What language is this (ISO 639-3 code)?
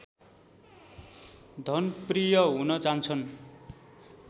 nep